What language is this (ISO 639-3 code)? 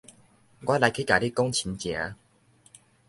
nan